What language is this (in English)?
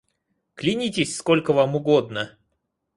Russian